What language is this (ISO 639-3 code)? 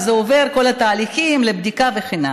heb